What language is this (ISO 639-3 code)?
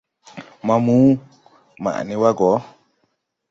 tui